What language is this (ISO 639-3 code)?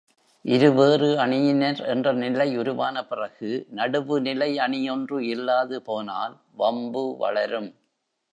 tam